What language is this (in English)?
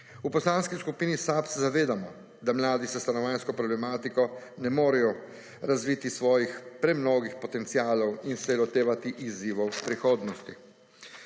Slovenian